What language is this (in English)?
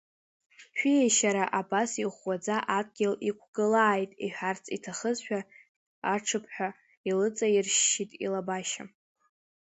Abkhazian